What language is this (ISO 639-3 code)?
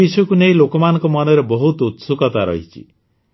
ori